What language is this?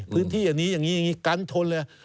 Thai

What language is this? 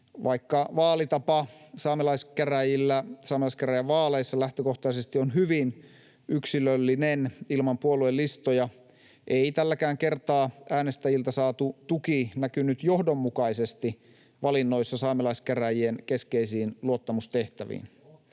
Finnish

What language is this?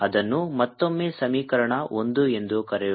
Kannada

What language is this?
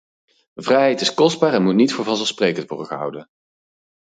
Dutch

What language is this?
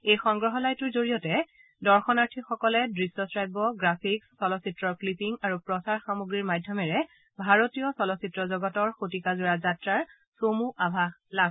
Assamese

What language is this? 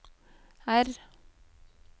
Norwegian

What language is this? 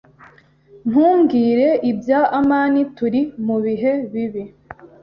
Kinyarwanda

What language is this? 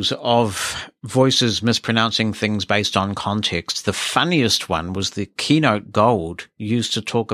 English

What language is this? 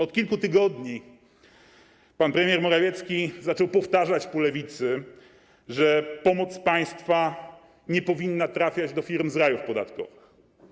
Polish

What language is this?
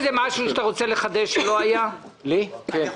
Hebrew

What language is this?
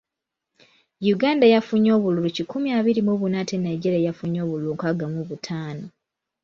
Ganda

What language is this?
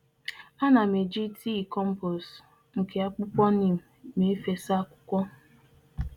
Igbo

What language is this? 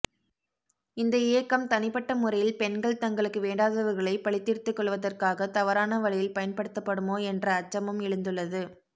Tamil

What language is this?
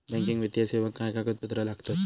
Marathi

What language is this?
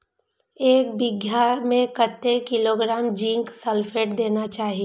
Maithili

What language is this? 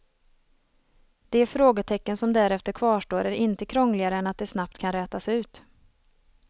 Swedish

